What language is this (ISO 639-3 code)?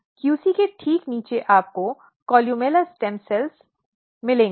hin